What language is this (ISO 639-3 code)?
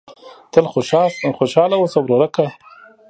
pus